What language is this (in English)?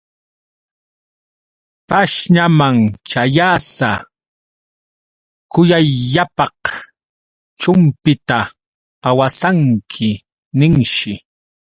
Yauyos Quechua